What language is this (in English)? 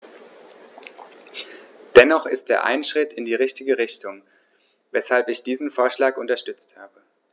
German